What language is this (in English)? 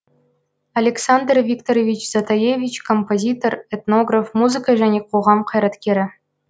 Kazakh